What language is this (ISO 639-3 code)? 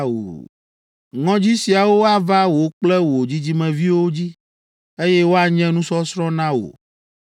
ewe